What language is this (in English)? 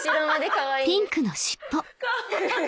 Japanese